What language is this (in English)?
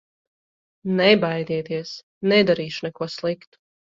Latvian